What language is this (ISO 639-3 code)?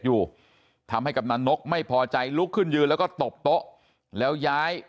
tha